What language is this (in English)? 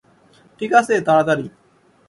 Bangla